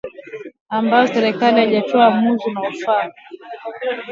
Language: Swahili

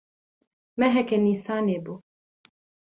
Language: Kurdish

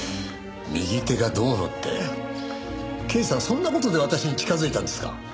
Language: Japanese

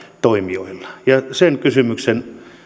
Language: Finnish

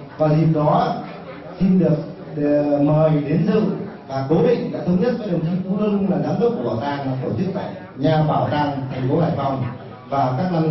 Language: Vietnamese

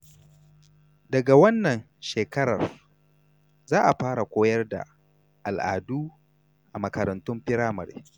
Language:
Hausa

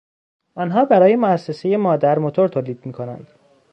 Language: Persian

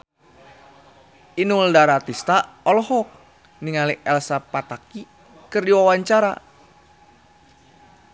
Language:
Sundanese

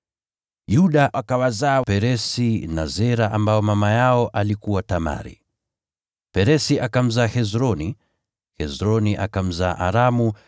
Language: Swahili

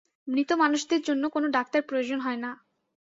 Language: Bangla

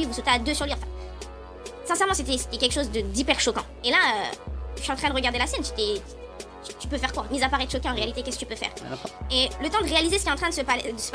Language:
French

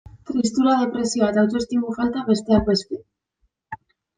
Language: Basque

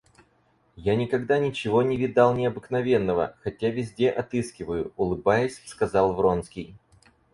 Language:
Russian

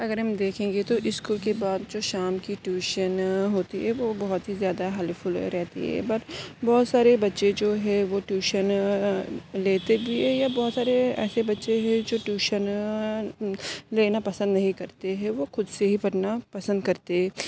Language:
Urdu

